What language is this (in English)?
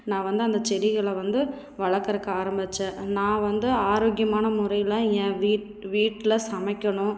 Tamil